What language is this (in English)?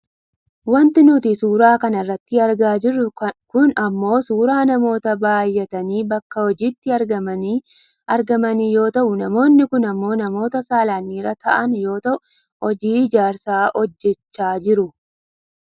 Oromo